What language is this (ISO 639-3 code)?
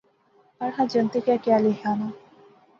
phr